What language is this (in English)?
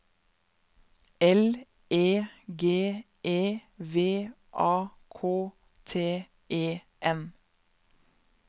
Norwegian